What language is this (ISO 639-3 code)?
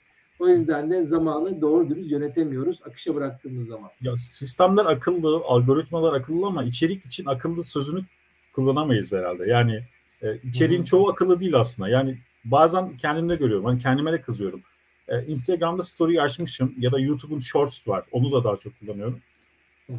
tur